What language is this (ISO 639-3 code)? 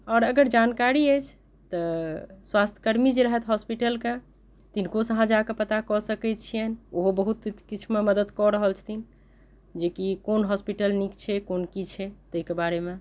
mai